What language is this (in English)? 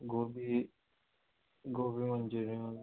Konkani